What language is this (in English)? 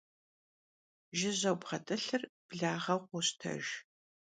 Kabardian